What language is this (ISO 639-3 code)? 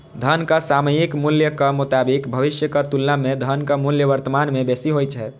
mai